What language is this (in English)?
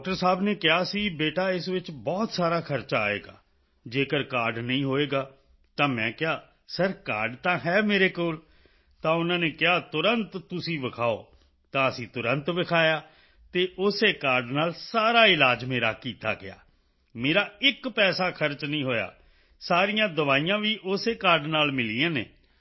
Punjabi